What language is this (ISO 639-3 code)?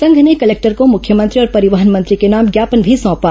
hin